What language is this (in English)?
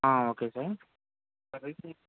Telugu